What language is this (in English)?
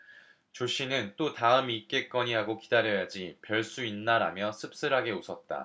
Korean